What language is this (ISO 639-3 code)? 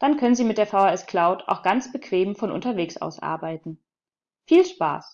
deu